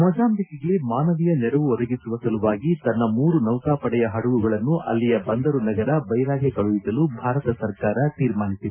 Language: Kannada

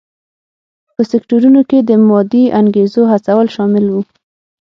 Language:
Pashto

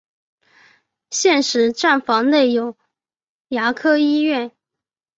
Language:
Chinese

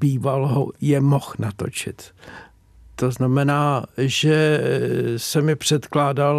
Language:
Czech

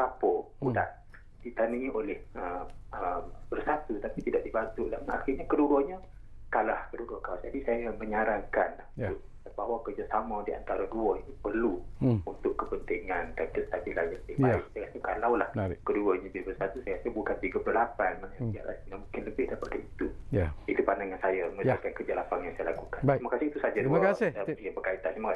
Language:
Malay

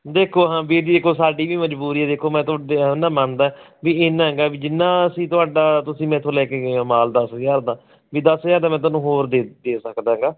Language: Punjabi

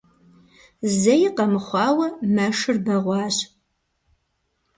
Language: Kabardian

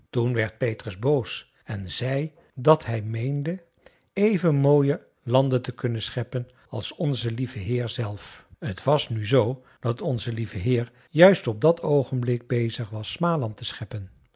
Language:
Dutch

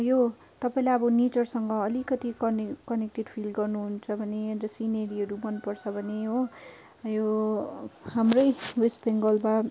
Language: Nepali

